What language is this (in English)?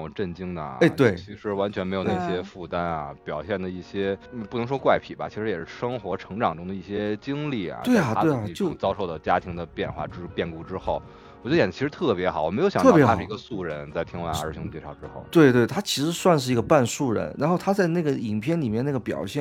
Chinese